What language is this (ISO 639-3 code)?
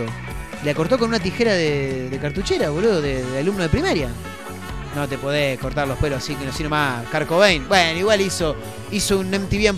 spa